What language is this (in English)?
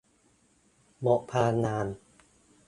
Thai